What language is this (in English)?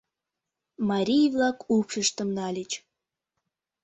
Mari